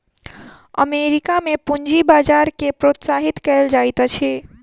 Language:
Maithili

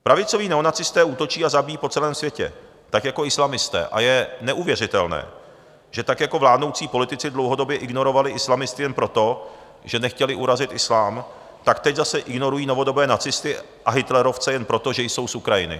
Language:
Czech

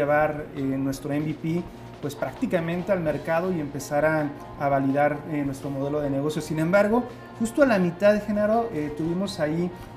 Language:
Spanish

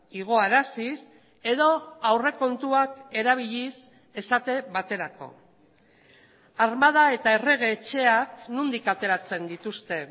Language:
Basque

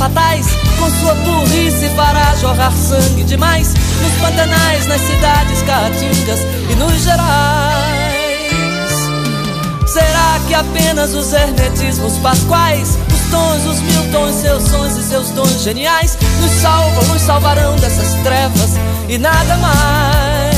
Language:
Portuguese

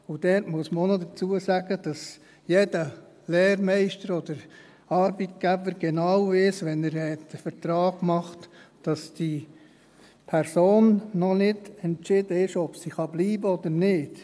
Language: Swiss German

